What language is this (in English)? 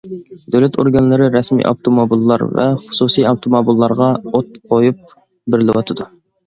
Uyghur